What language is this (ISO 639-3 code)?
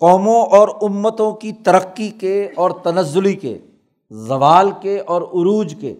urd